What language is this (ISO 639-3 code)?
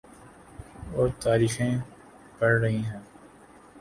urd